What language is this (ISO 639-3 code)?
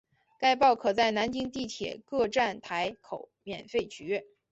zho